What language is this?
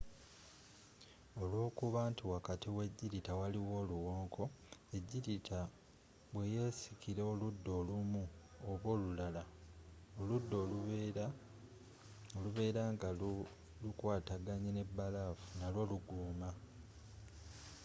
Ganda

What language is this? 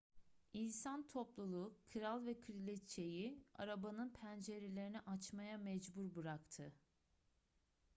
Turkish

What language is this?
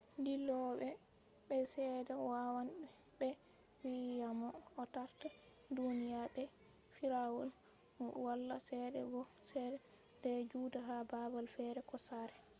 Fula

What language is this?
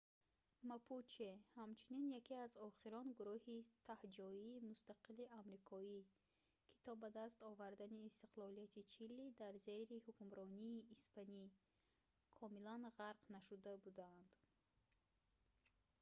Tajik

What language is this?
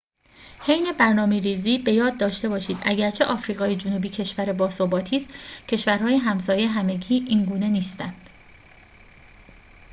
Persian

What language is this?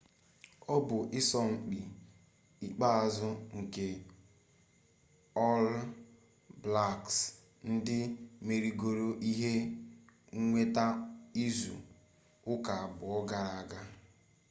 Igbo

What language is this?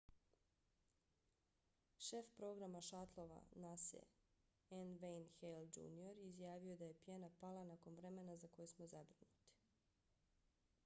Bosnian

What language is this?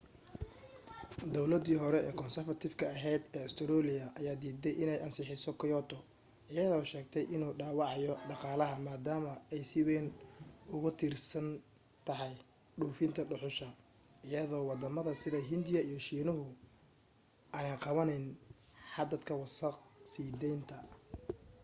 Somali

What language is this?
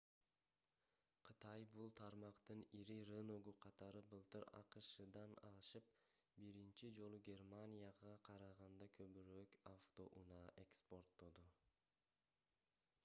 Kyrgyz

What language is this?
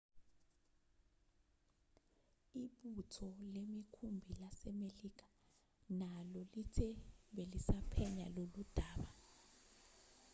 Zulu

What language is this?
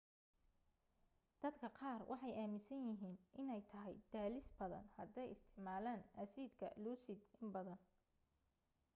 Somali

